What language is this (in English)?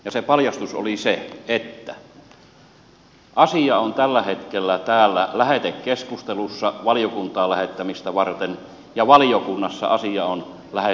Finnish